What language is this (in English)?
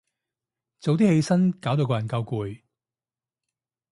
Cantonese